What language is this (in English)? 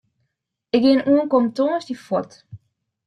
Western Frisian